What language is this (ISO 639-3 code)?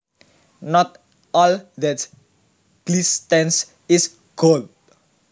jav